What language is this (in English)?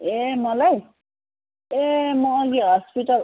Nepali